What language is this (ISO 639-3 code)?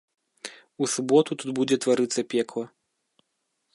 bel